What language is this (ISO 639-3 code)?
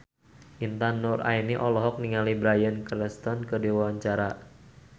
sun